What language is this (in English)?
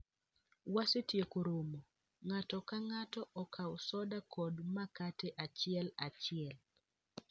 Luo (Kenya and Tanzania)